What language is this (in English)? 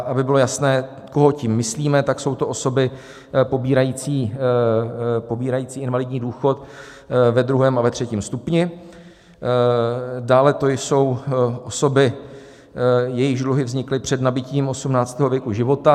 Czech